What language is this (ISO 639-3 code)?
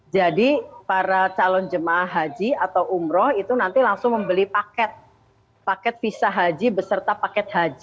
ind